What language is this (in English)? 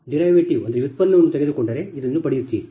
Kannada